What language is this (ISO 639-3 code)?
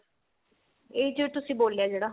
pan